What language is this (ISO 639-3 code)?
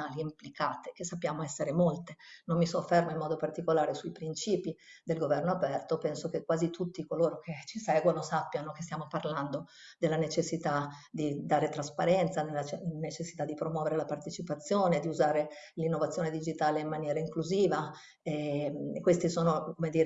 ita